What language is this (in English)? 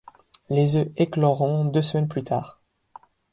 French